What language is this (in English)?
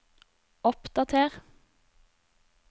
Norwegian